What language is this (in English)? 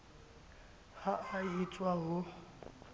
Southern Sotho